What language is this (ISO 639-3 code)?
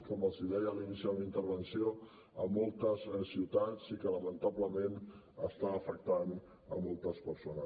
cat